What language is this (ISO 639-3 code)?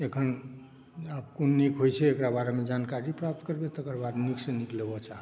mai